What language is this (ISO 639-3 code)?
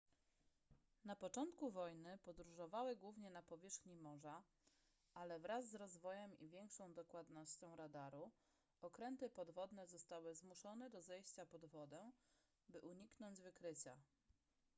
pol